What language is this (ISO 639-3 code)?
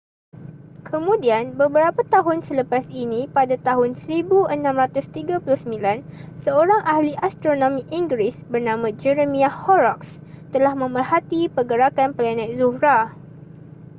msa